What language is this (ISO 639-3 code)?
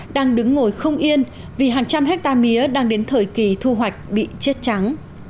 vie